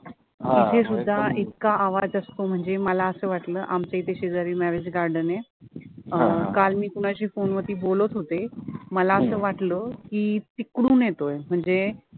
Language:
Marathi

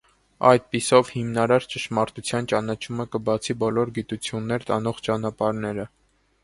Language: Armenian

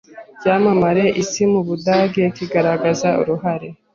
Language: Kinyarwanda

